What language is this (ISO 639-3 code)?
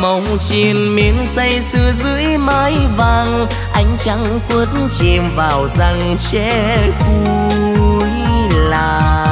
vie